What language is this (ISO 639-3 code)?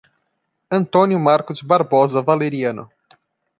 por